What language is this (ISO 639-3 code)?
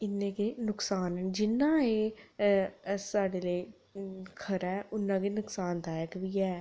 doi